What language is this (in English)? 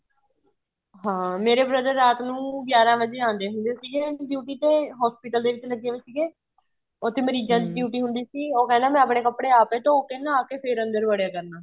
Punjabi